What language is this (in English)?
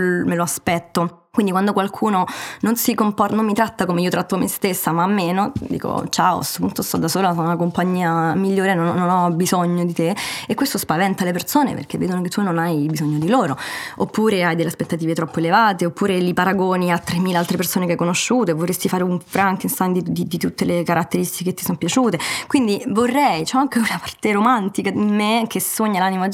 Italian